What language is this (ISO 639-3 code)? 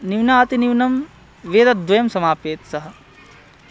san